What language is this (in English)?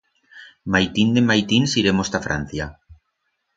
Aragonese